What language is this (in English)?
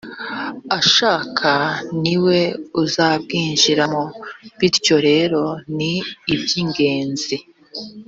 Kinyarwanda